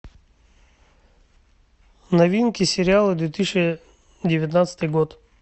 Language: Russian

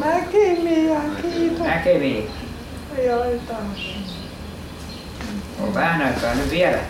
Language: Finnish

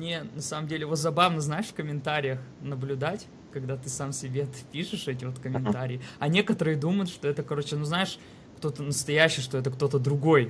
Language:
Russian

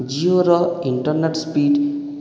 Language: Odia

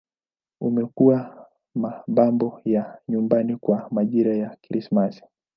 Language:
Swahili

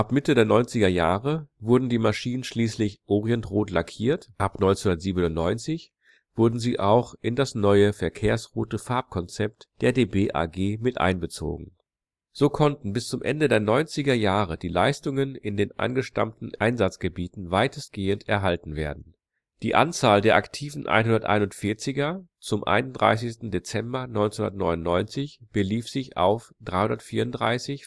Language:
German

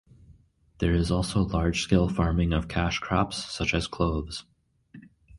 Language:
English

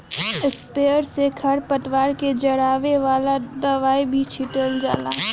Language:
Bhojpuri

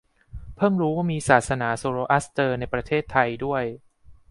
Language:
Thai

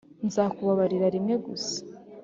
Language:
Kinyarwanda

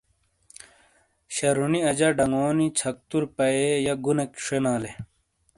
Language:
Shina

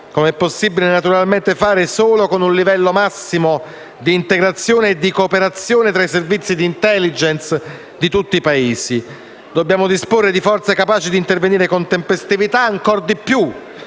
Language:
Italian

